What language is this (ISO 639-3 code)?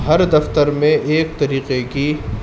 urd